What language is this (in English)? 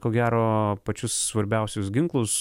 Lithuanian